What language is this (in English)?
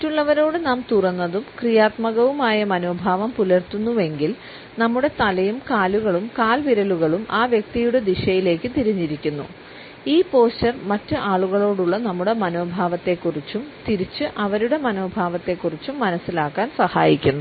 Malayalam